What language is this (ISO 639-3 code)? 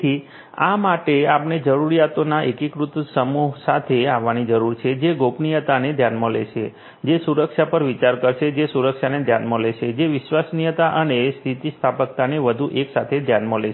guj